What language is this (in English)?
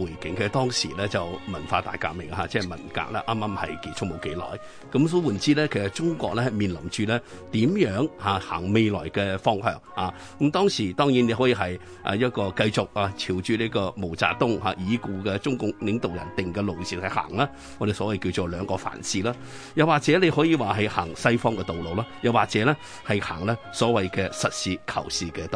Chinese